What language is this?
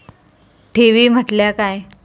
Marathi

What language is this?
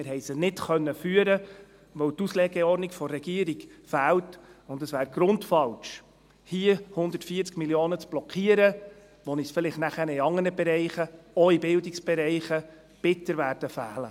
Swiss German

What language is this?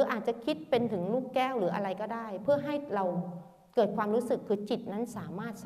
Thai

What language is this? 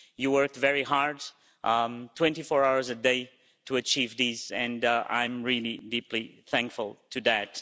English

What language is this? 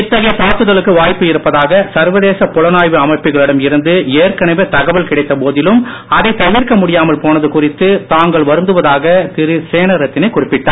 Tamil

